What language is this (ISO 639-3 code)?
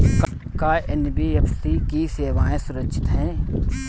bho